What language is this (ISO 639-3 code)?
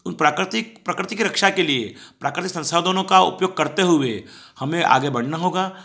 hin